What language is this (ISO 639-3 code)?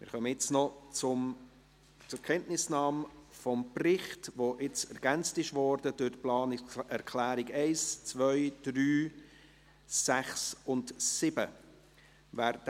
gsw